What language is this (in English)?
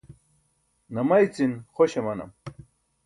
Burushaski